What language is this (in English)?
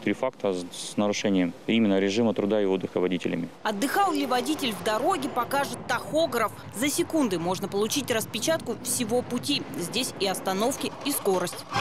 Russian